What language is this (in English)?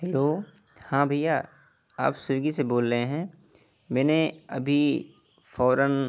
Urdu